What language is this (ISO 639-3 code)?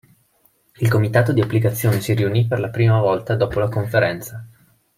ita